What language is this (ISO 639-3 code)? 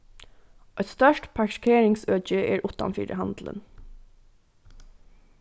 fao